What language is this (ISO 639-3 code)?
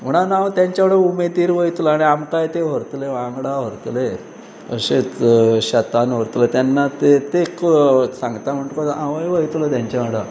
kok